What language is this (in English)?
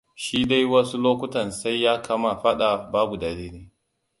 Hausa